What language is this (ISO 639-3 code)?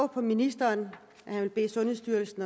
dan